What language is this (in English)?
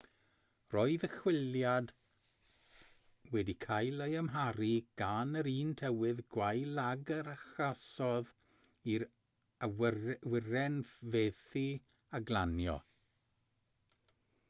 Welsh